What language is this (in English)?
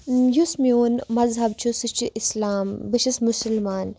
Kashmiri